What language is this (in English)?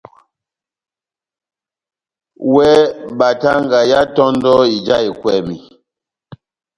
Batanga